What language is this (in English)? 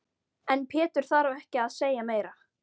Icelandic